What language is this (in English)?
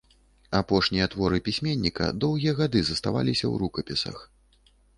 Belarusian